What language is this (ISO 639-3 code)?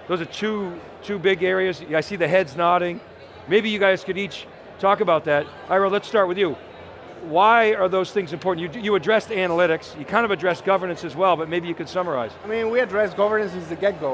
eng